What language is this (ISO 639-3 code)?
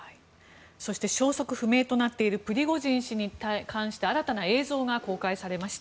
jpn